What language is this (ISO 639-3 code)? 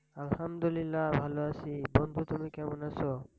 ben